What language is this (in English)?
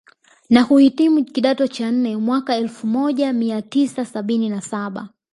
Swahili